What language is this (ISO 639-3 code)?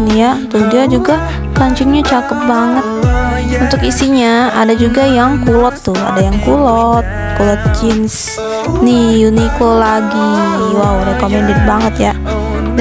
ind